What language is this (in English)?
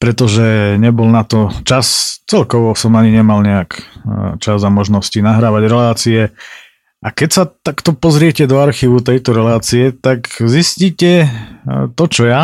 Slovak